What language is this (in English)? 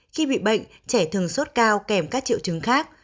Vietnamese